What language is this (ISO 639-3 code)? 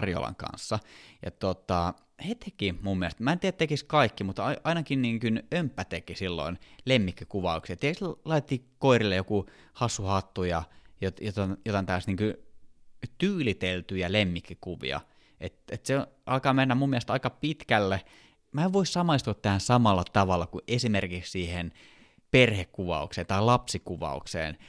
fin